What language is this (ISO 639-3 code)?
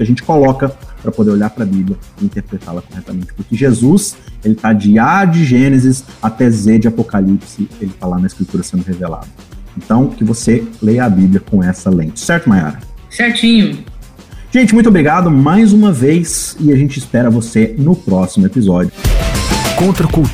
por